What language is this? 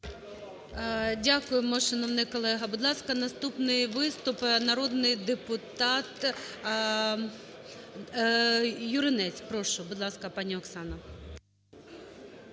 Ukrainian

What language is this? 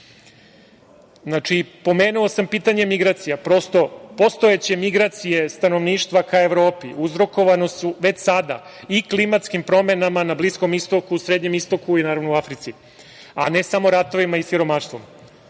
Serbian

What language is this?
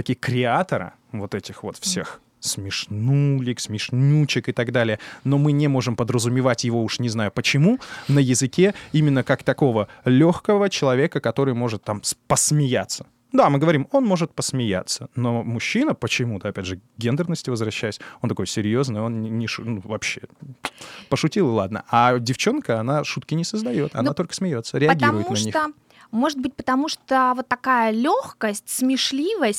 Russian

